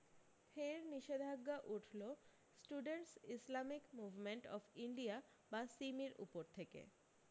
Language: Bangla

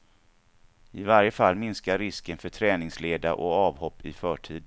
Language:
Swedish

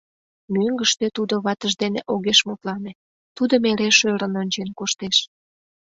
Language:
Mari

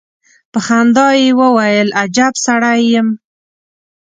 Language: Pashto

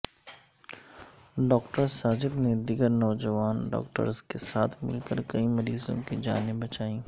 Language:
Urdu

